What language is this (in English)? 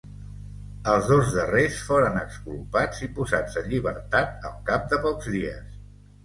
Catalan